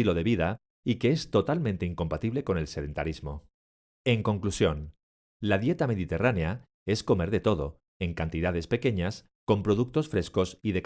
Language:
Spanish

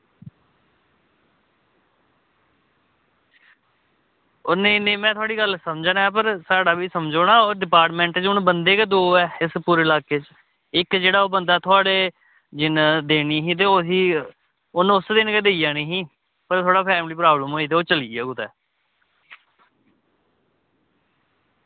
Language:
Dogri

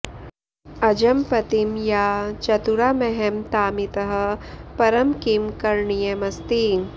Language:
Sanskrit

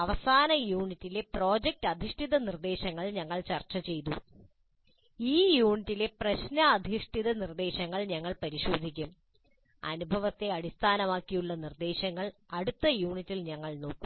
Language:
Malayalam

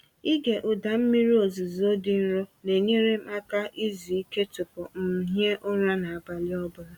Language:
Igbo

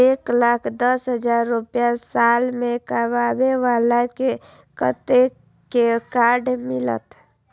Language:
Maithili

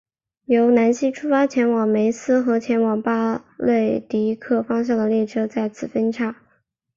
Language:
Chinese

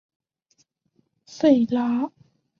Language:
Chinese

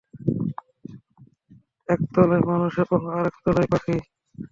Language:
Bangla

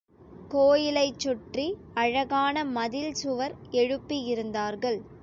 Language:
Tamil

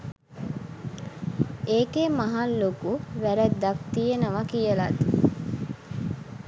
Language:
Sinhala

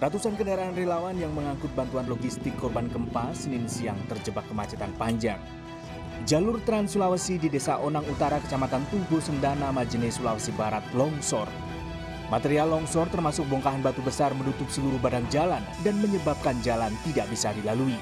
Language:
Indonesian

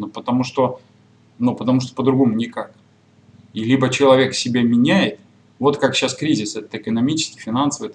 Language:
Russian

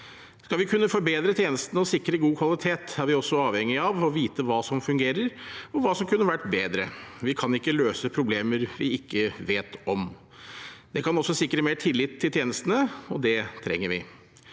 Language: Norwegian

